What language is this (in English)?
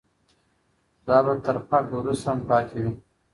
Pashto